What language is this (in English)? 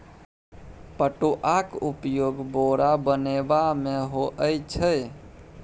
Maithili